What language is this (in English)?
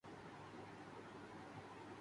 Urdu